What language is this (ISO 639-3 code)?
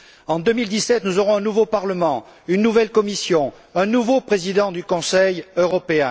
fra